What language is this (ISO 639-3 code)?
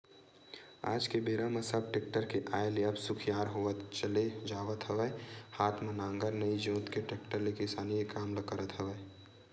hne